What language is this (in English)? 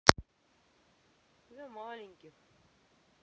Russian